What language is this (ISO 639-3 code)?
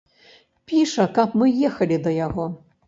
bel